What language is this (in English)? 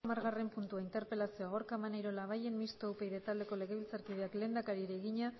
Basque